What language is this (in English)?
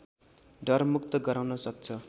Nepali